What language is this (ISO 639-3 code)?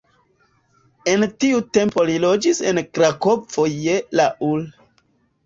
epo